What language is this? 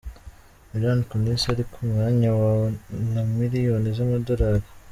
Kinyarwanda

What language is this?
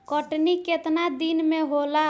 Bhojpuri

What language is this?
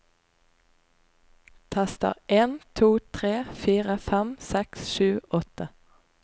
Norwegian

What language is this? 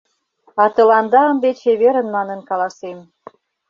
Mari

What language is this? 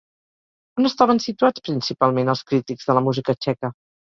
Catalan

